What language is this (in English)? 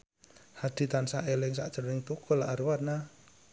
Javanese